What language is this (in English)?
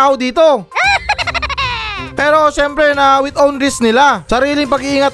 Filipino